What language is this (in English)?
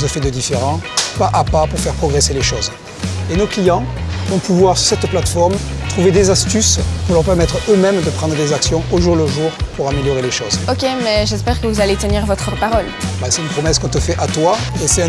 French